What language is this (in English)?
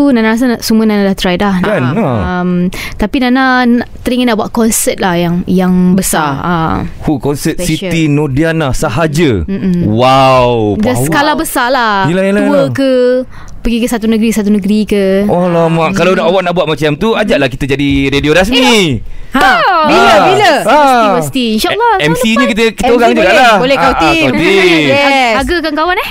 Malay